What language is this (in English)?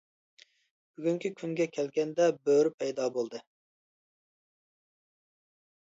Uyghur